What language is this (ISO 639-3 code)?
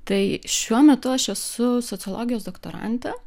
lit